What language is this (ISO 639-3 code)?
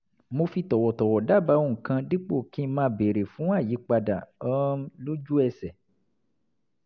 yor